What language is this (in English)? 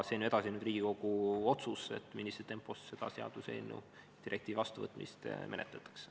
Estonian